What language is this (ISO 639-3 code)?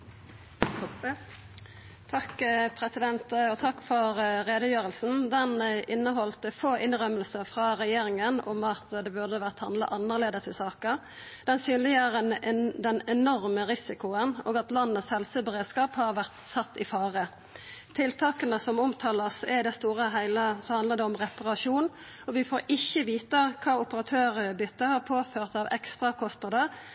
nno